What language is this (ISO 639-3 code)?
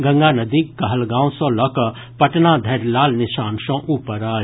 mai